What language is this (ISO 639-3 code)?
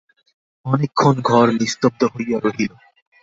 ben